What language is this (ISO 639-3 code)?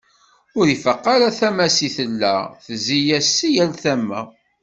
kab